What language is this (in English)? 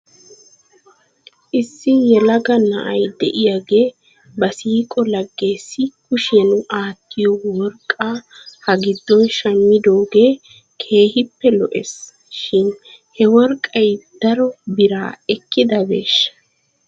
Wolaytta